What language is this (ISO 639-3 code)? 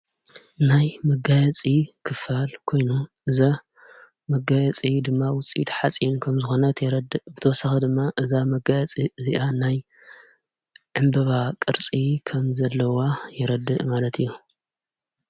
tir